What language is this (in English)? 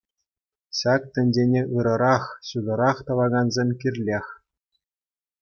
Chuvash